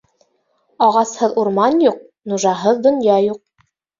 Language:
Bashkir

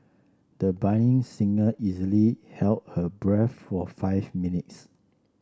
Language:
English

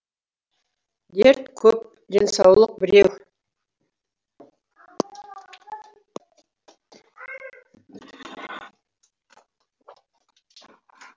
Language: Kazakh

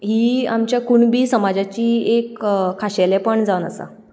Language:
Konkani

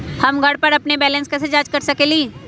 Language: Magahi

